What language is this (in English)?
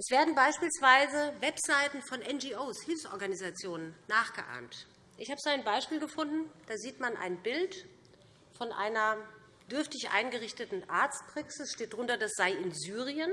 German